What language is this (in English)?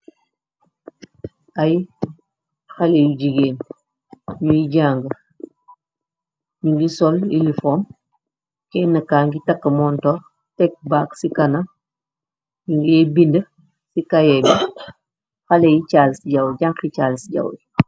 Wolof